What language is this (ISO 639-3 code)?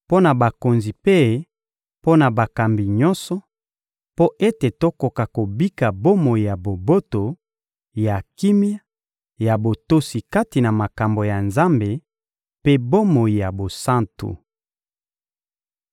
lin